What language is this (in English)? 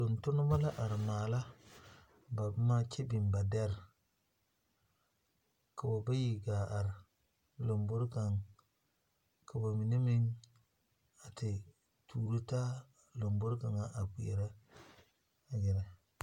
Southern Dagaare